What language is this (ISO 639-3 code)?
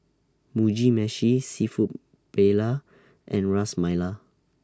eng